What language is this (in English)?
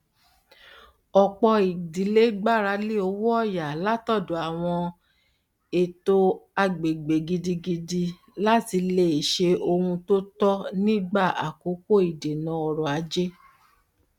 Yoruba